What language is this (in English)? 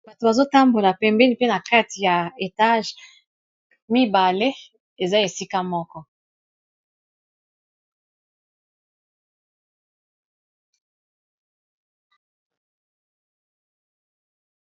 Lingala